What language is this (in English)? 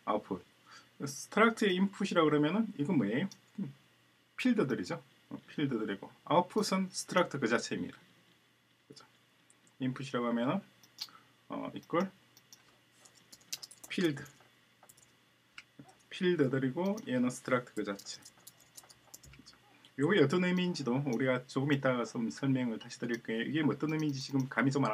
Korean